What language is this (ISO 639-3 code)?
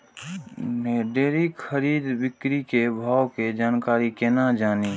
mai